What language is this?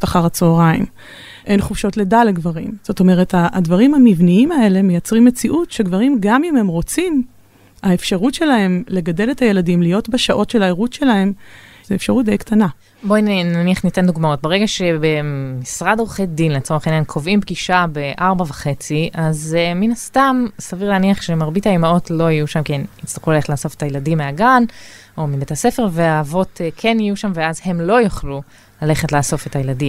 Hebrew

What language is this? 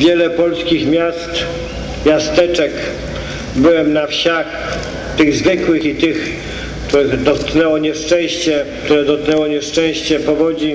Polish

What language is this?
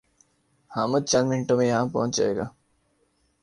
Urdu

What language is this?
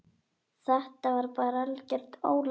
Icelandic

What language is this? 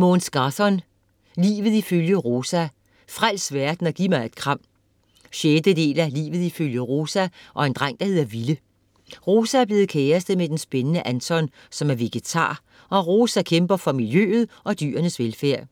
Danish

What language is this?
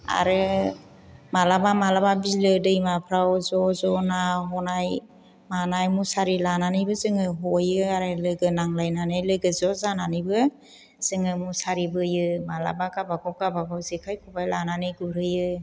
Bodo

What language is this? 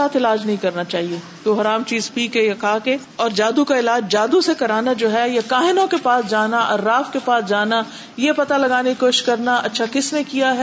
Urdu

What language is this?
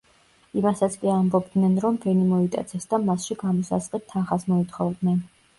Georgian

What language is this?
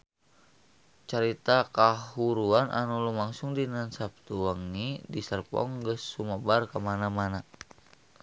Sundanese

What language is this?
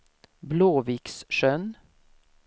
Swedish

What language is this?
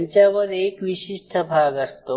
Marathi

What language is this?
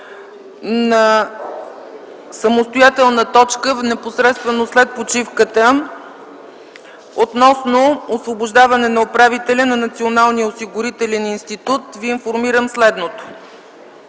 Bulgarian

